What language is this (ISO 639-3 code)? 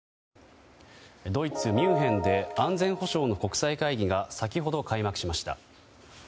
jpn